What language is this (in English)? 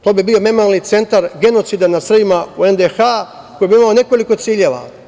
Serbian